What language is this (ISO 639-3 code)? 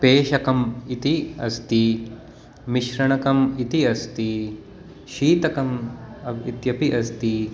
san